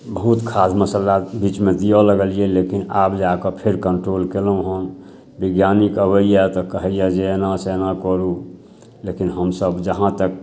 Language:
Maithili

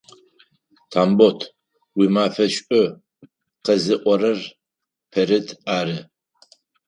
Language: Adyghe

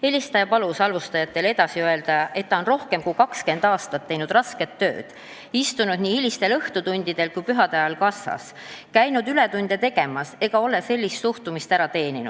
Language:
Estonian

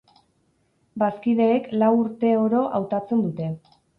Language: Basque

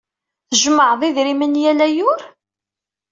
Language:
Kabyle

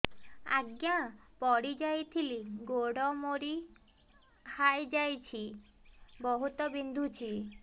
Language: Odia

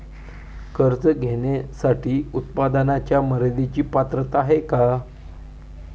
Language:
Marathi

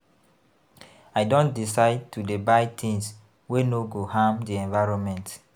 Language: Nigerian Pidgin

